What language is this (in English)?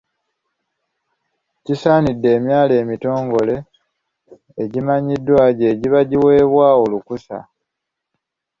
Ganda